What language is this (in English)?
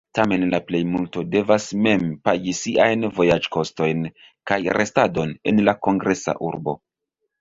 Esperanto